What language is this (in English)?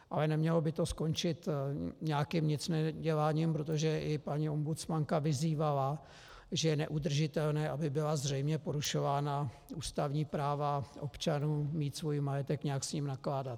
Czech